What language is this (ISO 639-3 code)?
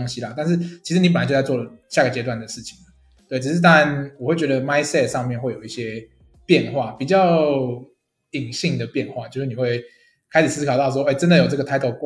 zho